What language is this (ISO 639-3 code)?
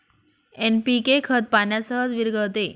mar